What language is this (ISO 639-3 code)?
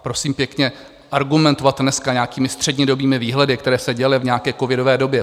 ces